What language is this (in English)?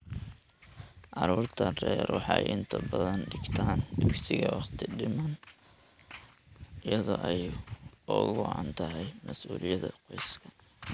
Somali